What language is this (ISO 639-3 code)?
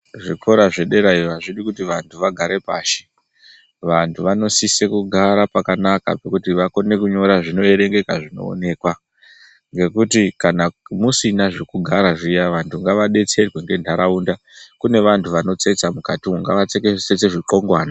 ndc